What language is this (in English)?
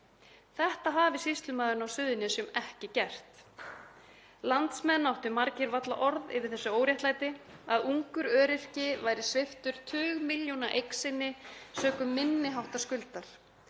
Icelandic